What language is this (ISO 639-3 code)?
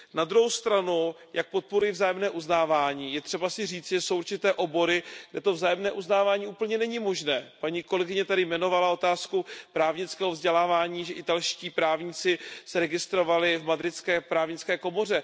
ces